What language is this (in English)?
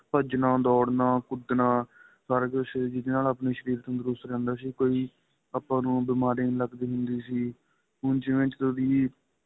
Punjabi